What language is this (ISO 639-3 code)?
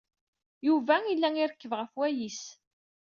kab